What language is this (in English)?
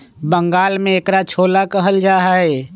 Magahi